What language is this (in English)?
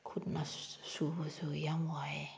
Manipuri